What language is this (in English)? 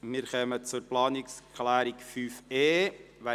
Swiss German